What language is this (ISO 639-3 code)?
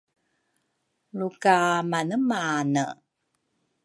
dru